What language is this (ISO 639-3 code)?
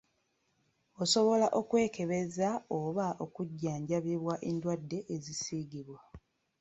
lug